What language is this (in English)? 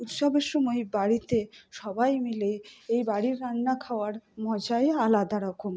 Bangla